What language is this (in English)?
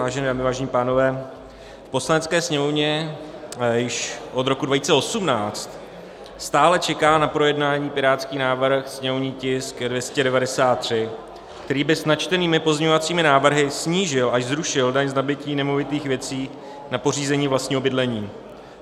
Czech